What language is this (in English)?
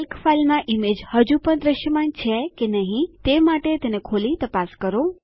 Gujarati